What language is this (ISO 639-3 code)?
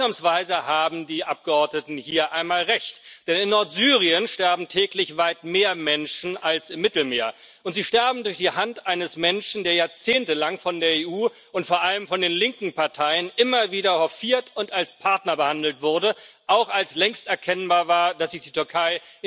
deu